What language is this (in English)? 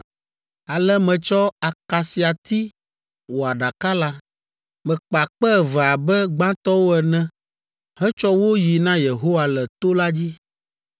Ewe